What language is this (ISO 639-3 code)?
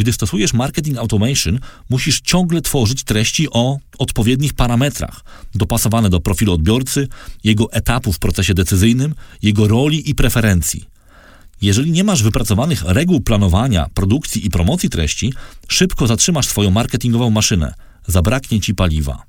pol